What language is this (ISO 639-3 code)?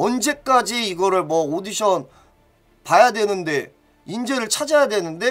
kor